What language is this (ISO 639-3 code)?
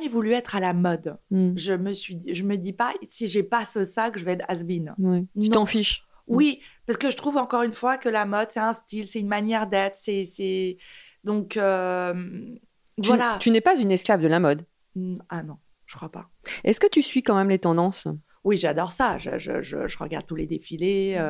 fra